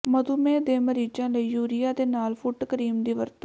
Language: Punjabi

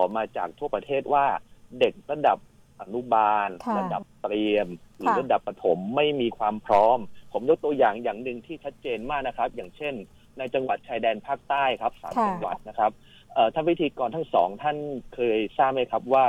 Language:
Thai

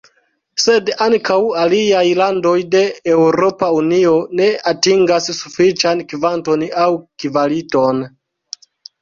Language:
Esperanto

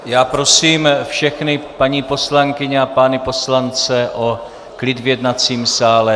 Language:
Czech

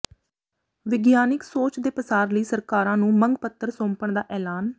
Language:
Punjabi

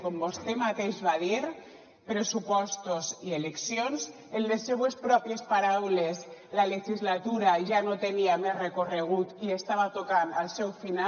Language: Catalan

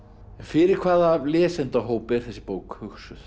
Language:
Icelandic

